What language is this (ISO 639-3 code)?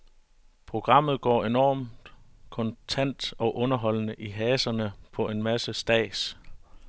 dan